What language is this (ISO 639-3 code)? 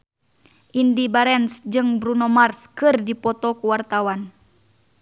sun